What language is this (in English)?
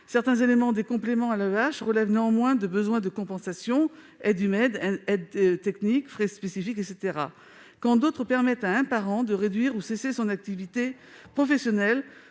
French